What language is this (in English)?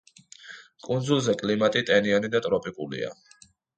Georgian